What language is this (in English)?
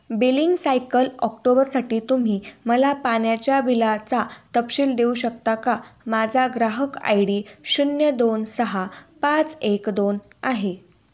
Marathi